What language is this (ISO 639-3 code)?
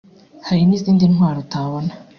kin